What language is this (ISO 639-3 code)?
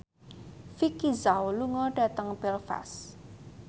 jav